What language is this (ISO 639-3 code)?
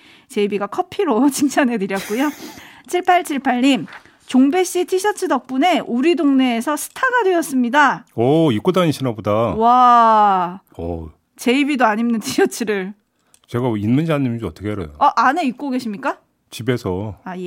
kor